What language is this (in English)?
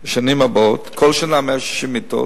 Hebrew